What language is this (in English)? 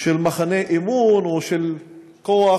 Hebrew